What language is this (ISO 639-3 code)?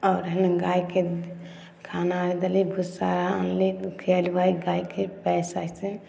mai